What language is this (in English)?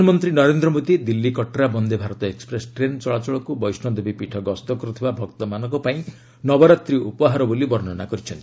Odia